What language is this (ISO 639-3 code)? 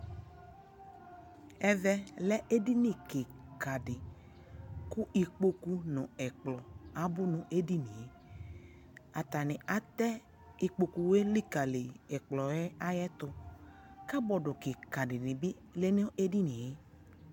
kpo